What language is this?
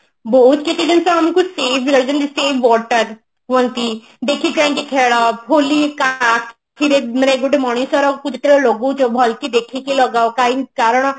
Odia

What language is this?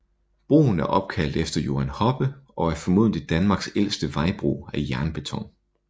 Danish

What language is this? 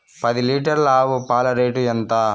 Telugu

